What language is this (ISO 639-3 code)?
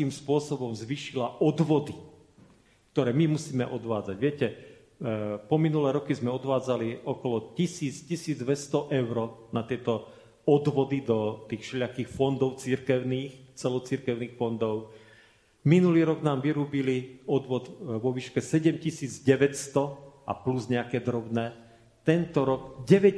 slk